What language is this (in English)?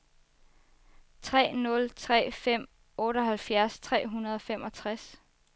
Danish